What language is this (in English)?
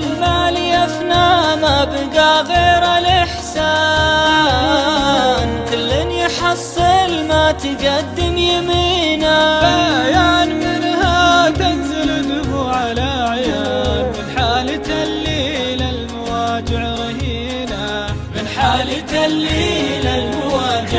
Arabic